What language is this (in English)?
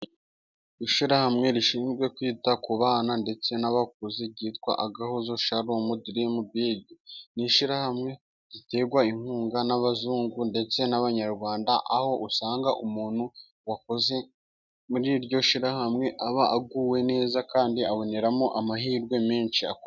Kinyarwanda